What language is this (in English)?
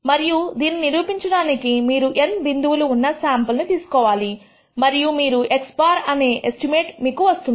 Telugu